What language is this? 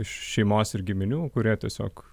Lithuanian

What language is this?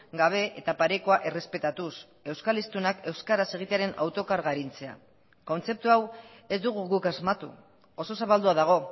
Basque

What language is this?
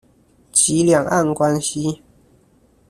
Chinese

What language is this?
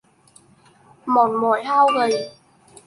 Vietnamese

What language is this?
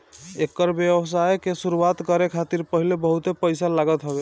Bhojpuri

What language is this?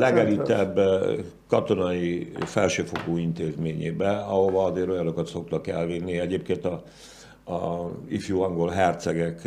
Hungarian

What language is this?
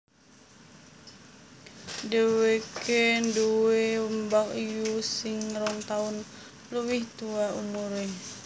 Javanese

